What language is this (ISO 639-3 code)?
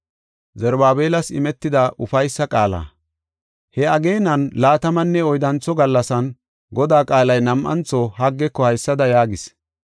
gof